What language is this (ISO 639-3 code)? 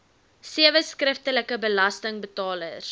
afr